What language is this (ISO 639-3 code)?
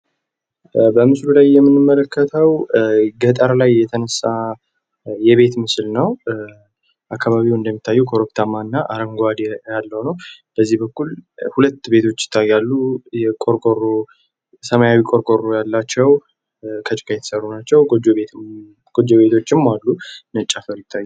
amh